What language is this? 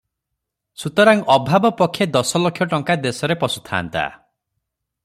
Odia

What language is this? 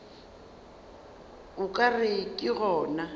Northern Sotho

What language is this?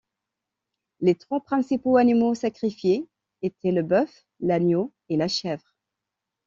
French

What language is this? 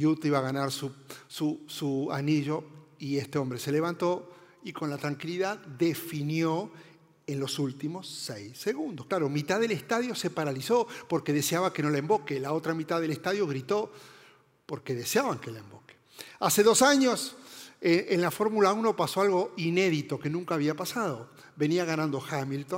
Spanish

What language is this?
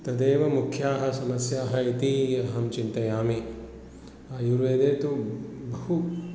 Sanskrit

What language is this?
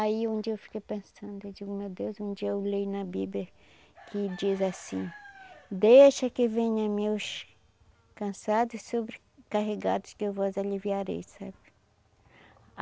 Portuguese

